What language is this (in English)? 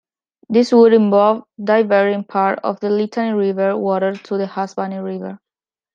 English